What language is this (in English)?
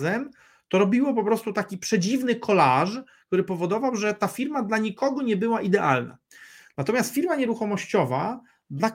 Polish